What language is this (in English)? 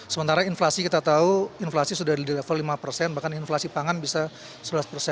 Indonesian